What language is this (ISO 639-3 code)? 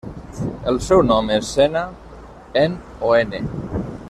cat